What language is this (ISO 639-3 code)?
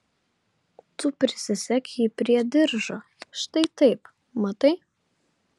lit